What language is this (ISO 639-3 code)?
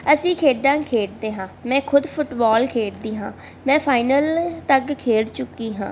pan